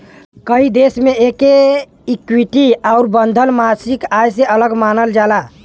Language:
Bhojpuri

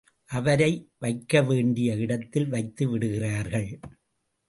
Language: Tamil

